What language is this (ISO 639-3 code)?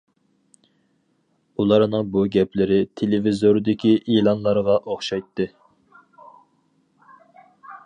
uig